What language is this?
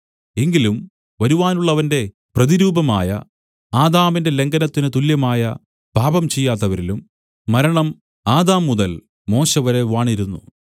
Malayalam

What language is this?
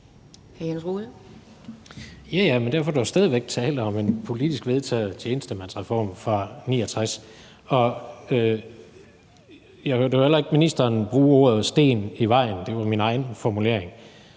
Danish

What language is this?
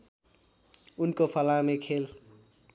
Nepali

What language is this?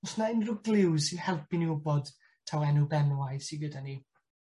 Welsh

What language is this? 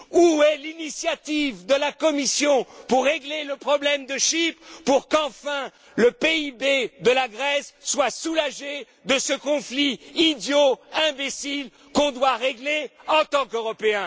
French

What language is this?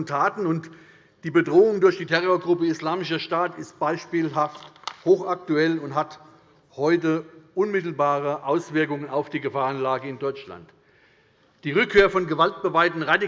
German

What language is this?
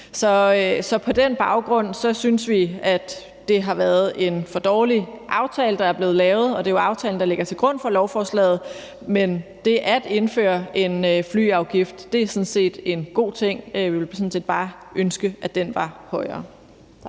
Danish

